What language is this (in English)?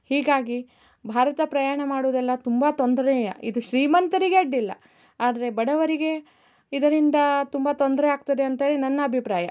Kannada